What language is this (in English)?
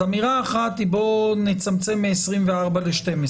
Hebrew